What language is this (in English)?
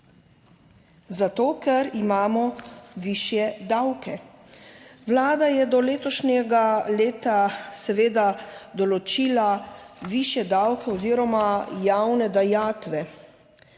Slovenian